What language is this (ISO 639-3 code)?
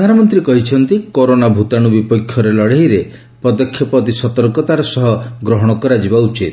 ori